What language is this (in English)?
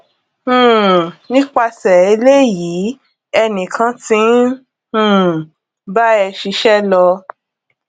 Yoruba